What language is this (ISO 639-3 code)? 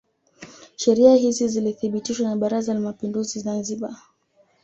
swa